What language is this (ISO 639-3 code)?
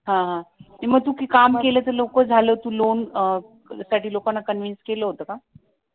mar